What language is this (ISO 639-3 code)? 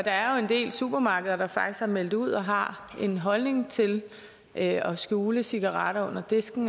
dan